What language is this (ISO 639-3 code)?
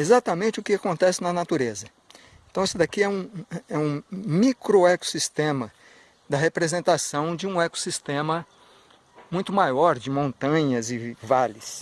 por